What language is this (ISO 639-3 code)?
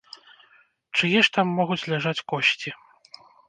bel